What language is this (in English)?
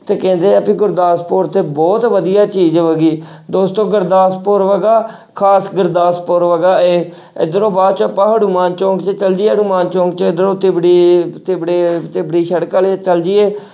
Punjabi